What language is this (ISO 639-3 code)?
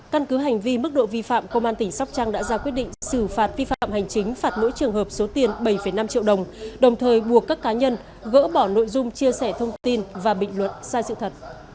vie